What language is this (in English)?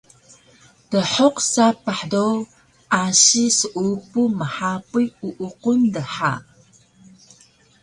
Taroko